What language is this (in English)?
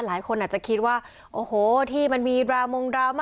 Thai